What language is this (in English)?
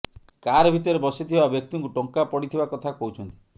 Odia